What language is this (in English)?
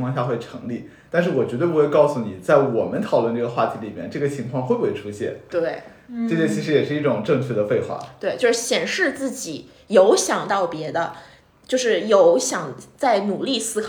Chinese